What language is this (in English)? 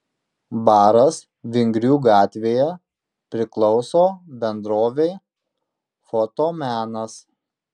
Lithuanian